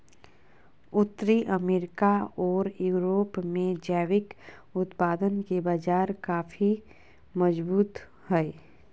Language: Magahi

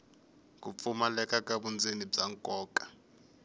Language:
Tsonga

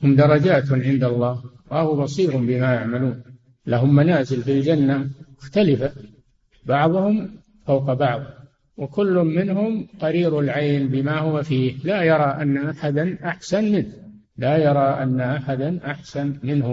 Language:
Arabic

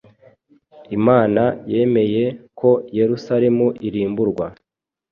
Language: Kinyarwanda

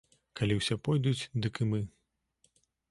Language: Belarusian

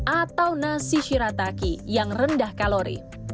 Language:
Indonesian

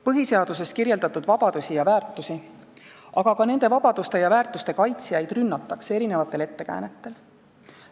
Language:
Estonian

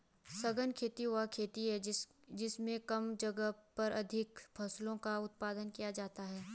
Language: Hindi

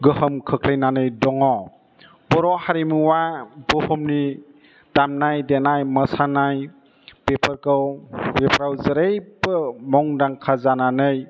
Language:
Bodo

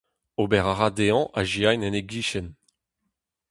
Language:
Breton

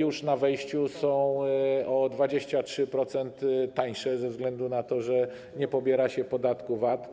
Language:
Polish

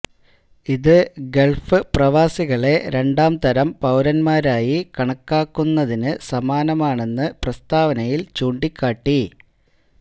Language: Malayalam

